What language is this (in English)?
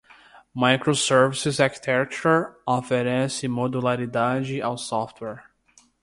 Portuguese